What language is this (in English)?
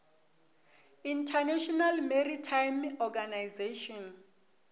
Northern Sotho